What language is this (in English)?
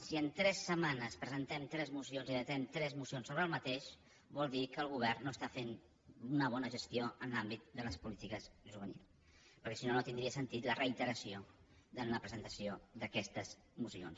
Catalan